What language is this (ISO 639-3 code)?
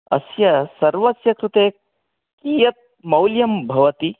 san